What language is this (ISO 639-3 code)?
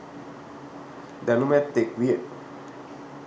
sin